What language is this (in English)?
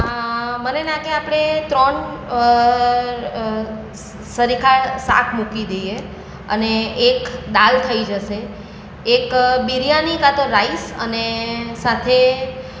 Gujarati